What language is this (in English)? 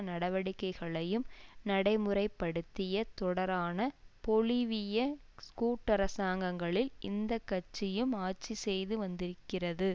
Tamil